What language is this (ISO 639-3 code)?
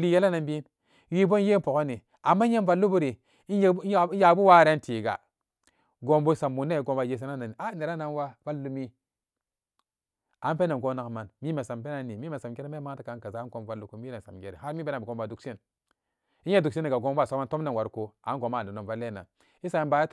ccg